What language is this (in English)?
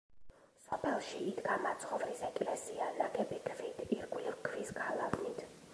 Georgian